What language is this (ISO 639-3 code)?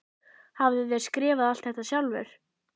isl